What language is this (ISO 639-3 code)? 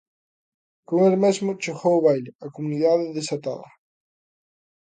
glg